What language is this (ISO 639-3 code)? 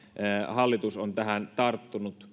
fin